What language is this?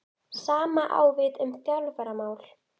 Icelandic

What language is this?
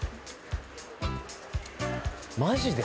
Japanese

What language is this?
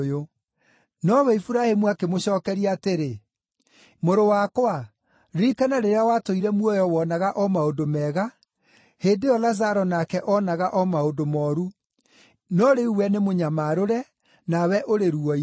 Kikuyu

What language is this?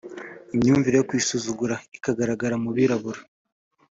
Kinyarwanda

